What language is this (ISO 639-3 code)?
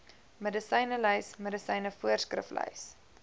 afr